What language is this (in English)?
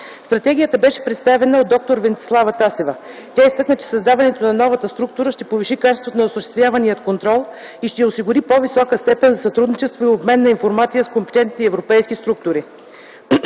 Bulgarian